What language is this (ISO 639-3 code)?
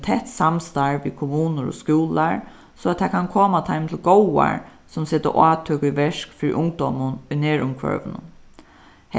fao